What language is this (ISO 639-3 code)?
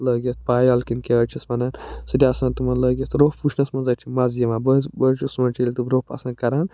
kas